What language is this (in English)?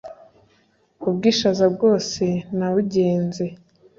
Kinyarwanda